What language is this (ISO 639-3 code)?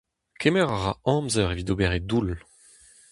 bre